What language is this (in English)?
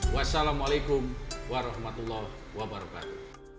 Indonesian